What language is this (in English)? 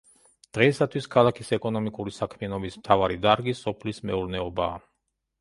Georgian